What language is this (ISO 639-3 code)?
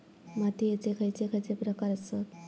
mar